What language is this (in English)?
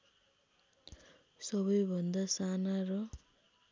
Nepali